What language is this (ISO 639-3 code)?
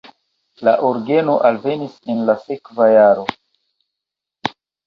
epo